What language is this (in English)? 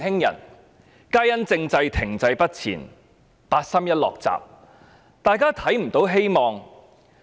Cantonese